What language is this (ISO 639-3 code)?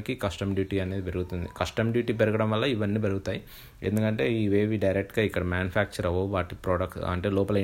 tel